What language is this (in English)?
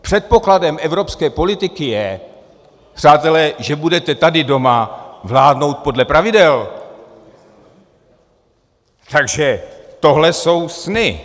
Czech